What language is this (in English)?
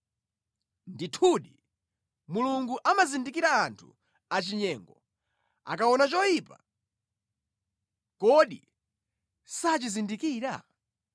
Nyanja